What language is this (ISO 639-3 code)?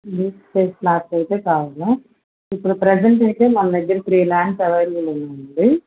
tel